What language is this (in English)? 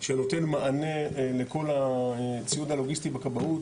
Hebrew